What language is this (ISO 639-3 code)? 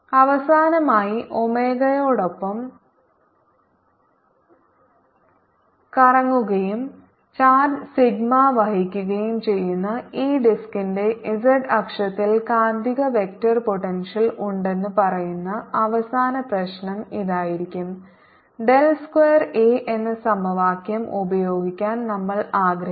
mal